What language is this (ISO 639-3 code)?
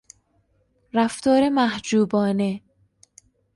fas